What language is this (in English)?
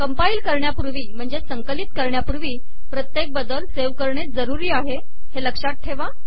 Marathi